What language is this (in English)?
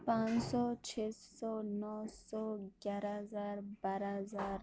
Urdu